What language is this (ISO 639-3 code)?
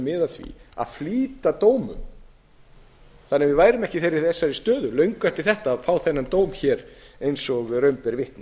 isl